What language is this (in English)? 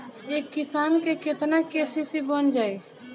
Bhojpuri